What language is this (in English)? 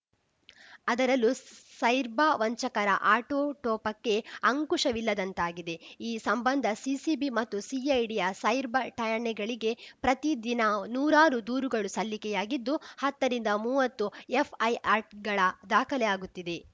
Kannada